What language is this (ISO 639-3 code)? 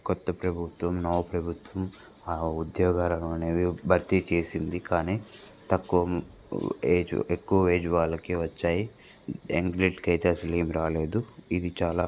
tel